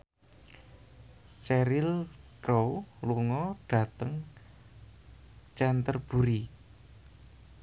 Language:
Javanese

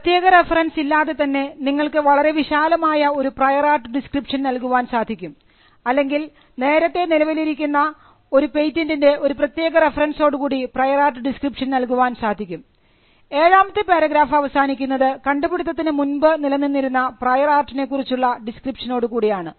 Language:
Malayalam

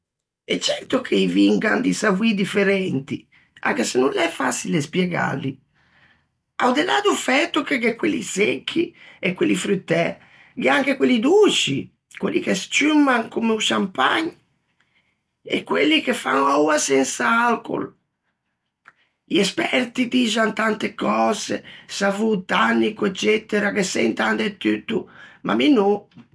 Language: Ligurian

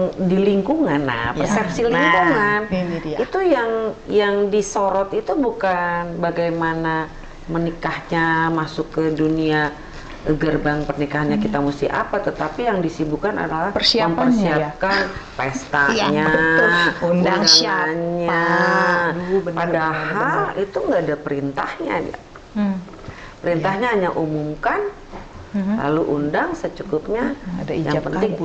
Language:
Indonesian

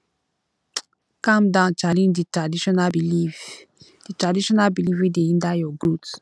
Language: Nigerian Pidgin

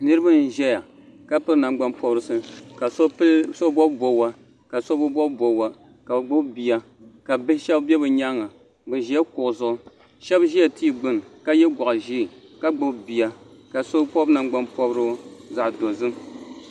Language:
Dagbani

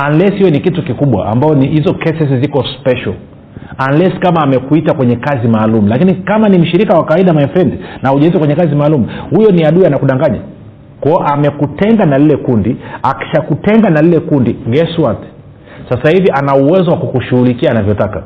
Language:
Swahili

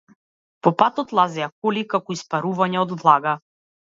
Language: Macedonian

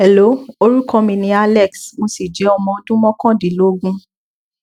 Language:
Yoruba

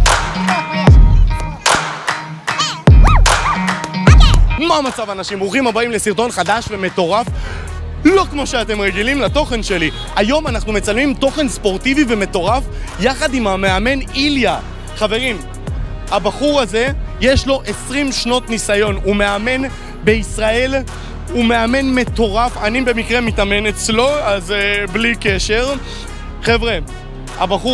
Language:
Hebrew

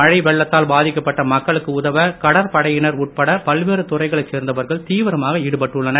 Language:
Tamil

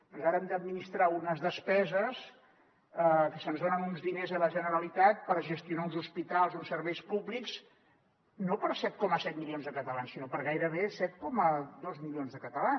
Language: Catalan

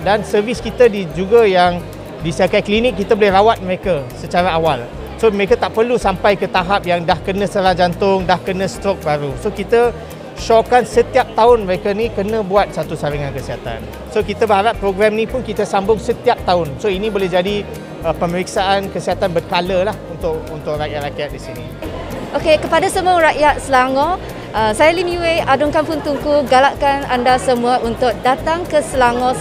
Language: Malay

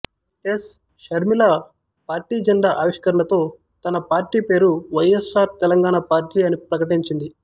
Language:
Telugu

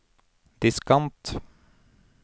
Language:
Norwegian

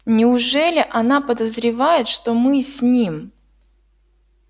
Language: Russian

